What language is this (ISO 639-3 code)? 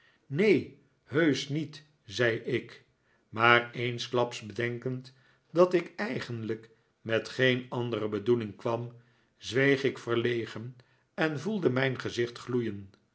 nld